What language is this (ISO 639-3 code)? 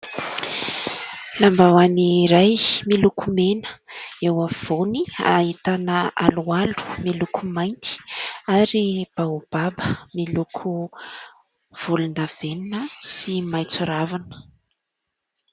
mlg